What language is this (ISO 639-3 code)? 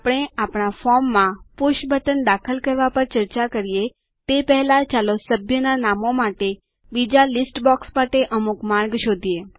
guj